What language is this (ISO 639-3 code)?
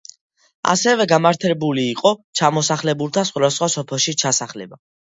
kat